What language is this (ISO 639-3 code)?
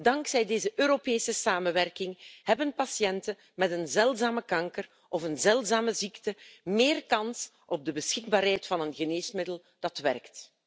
nld